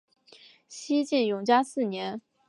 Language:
Chinese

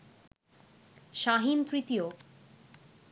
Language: Bangla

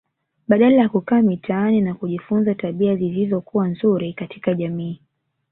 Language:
Swahili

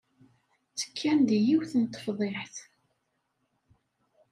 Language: Kabyle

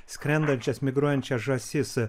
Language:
Lithuanian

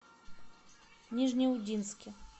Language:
Russian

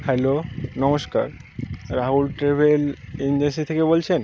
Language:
Bangla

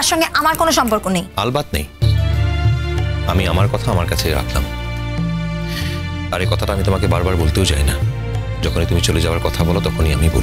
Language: Bangla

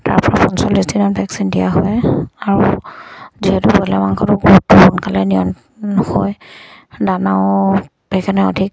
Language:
Assamese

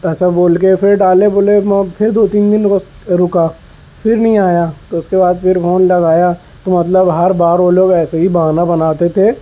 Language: Urdu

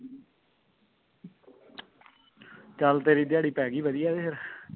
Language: Punjabi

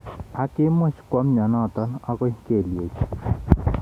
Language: Kalenjin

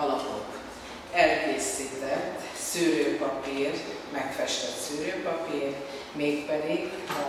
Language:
Hungarian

